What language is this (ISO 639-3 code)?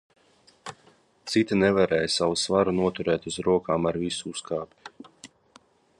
lav